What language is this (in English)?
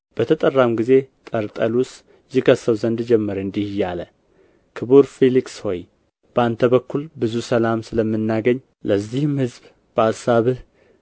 Amharic